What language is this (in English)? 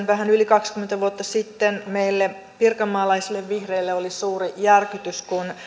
Finnish